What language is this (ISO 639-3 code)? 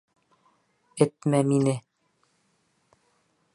bak